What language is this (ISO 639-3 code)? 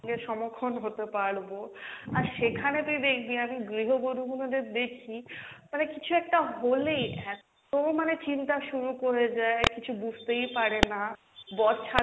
ben